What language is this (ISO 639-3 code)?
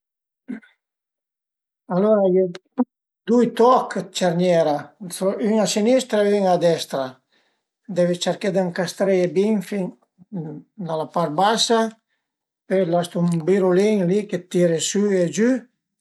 pms